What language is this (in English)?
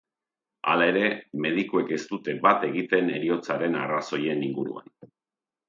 Basque